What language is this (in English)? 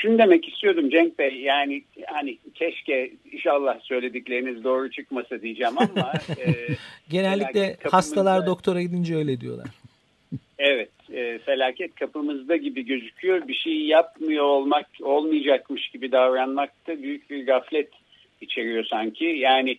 Turkish